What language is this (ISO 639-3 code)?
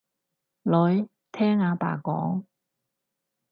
yue